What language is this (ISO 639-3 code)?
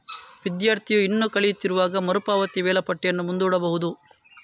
kan